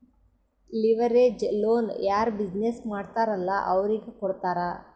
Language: Kannada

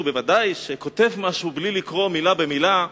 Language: Hebrew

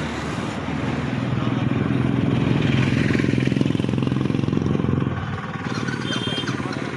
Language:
Indonesian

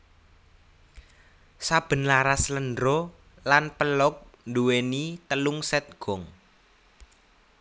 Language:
Javanese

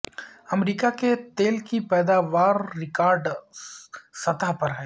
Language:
Urdu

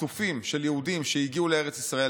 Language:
Hebrew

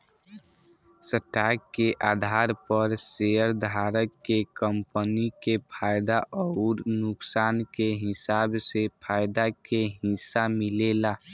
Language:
Bhojpuri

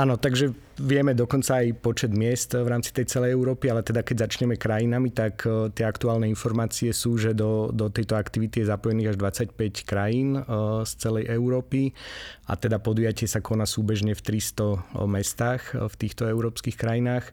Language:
Slovak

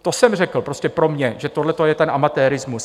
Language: Czech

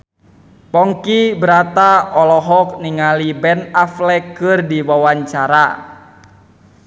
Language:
Sundanese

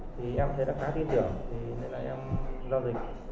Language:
Vietnamese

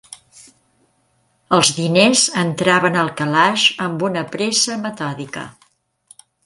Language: Catalan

